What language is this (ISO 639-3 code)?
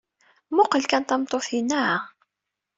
kab